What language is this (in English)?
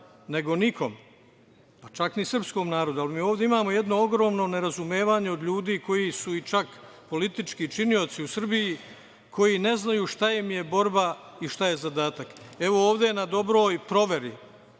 Serbian